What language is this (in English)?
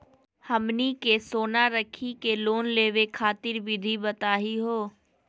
Magahi